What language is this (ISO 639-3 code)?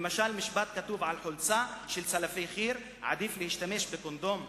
heb